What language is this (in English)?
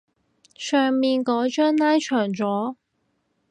Cantonese